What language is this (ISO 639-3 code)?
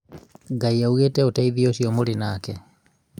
kik